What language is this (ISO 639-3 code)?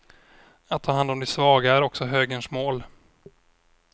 swe